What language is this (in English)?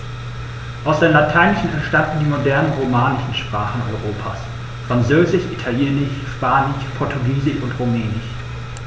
German